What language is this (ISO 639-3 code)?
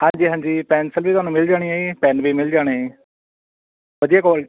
pan